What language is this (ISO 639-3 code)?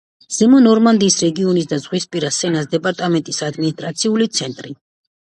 kat